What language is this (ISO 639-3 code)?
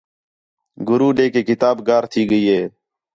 xhe